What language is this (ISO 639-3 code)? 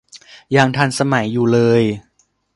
tha